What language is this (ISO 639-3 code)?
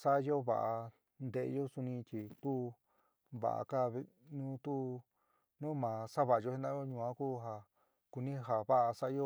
mig